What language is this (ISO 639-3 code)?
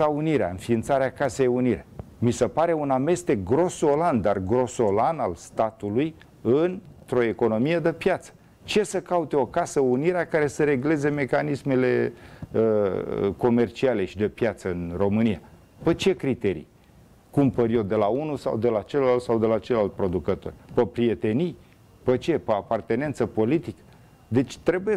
ron